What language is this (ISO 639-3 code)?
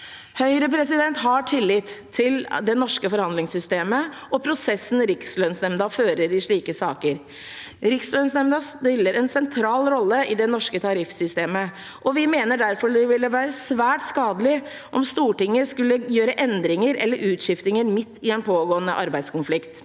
nor